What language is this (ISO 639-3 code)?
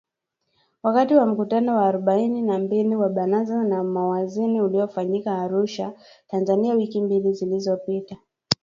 swa